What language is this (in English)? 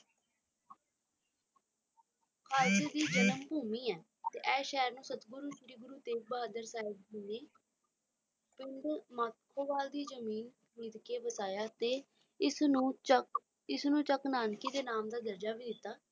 Punjabi